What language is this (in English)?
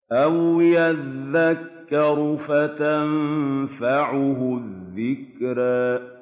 Arabic